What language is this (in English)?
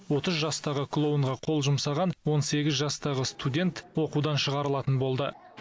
Kazakh